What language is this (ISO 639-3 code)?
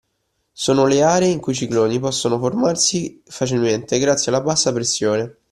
ita